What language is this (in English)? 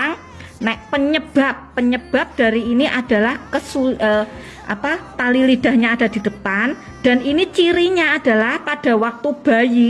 Indonesian